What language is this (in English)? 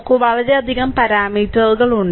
Malayalam